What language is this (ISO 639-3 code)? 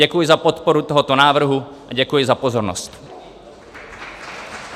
ces